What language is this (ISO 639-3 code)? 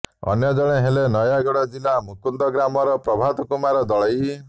ori